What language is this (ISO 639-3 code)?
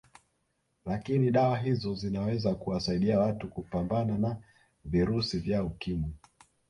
swa